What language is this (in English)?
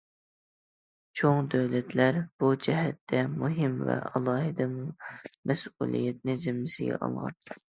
Uyghur